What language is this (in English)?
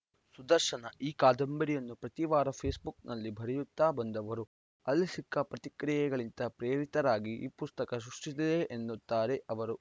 Kannada